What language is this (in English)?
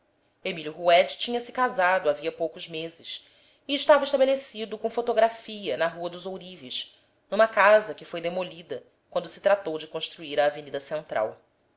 Portuguese